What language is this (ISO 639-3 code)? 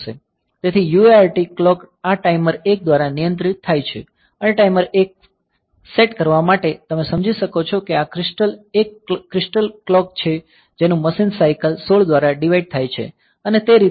guj